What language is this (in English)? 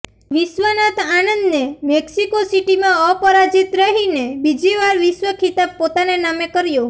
Gujarati